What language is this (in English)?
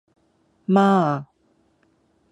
Cantonese